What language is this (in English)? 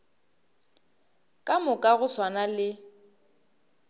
Northern Sotho